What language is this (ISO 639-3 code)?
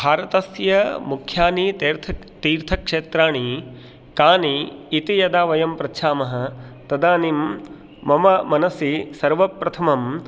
san